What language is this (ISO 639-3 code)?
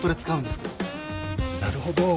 jpn